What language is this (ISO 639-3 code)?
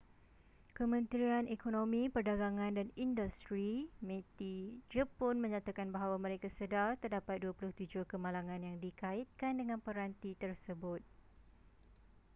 msa